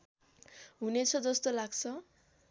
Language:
Nepali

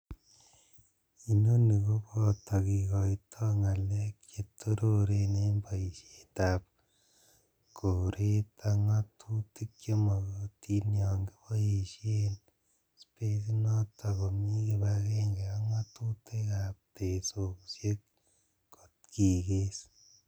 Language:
Kalenjin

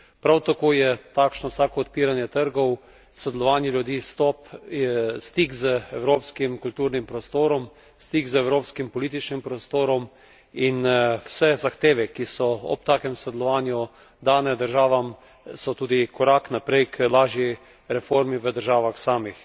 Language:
Slovenian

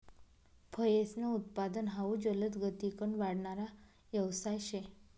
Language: Marathi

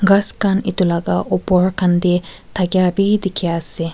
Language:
Naga Pidgin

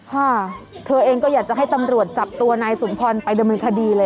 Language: Thai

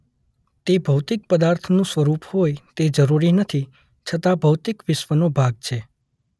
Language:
Gujarati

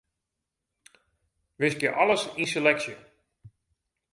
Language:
Western Frisian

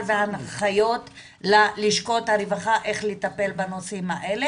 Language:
Hebrew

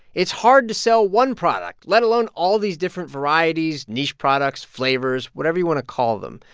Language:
English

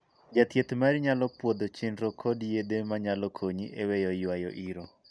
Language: Luo (Kenya and Tanzania)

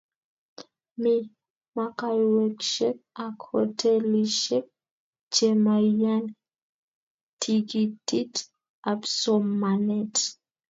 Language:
Kalenjin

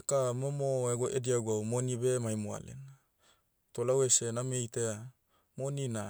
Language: Motu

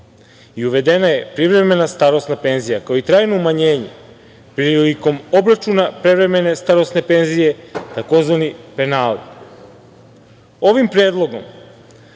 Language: Serbian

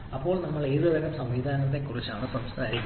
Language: Malayalam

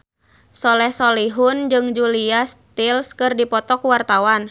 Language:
Sundanese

